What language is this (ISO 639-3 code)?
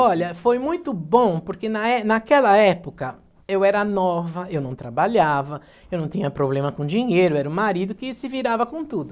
por